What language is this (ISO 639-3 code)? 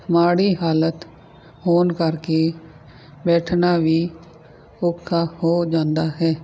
pan